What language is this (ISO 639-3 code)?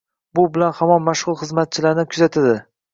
uzb